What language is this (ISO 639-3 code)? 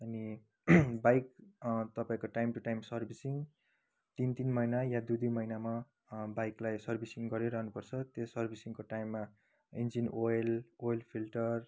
nep